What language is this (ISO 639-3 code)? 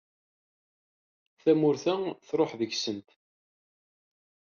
kab